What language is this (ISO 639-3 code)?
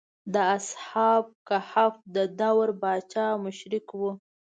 pus